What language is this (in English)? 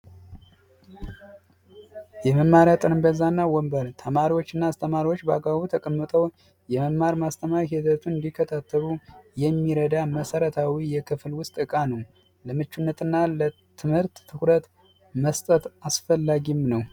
Amharic